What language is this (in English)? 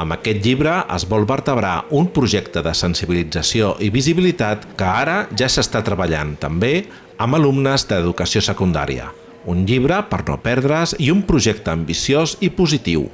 Catalan